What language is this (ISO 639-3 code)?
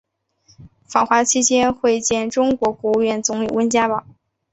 zho